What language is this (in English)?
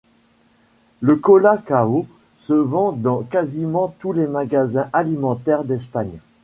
French